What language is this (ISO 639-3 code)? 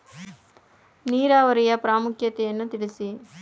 kan